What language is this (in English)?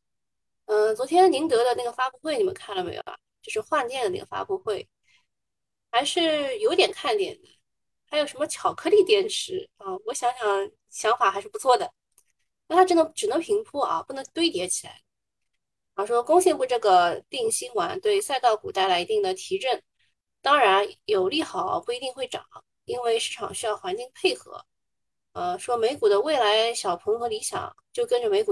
Chinese